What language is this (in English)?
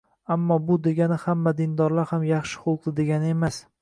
Uzbek